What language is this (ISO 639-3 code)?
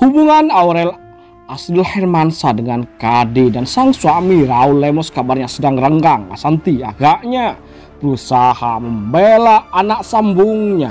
ind